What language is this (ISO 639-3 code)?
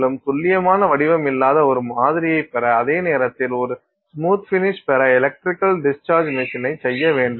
tam